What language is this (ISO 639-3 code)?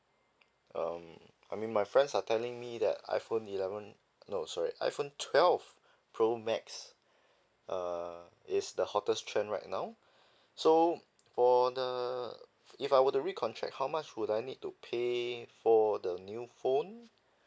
eng